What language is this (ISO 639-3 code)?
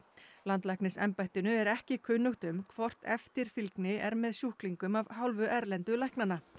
isl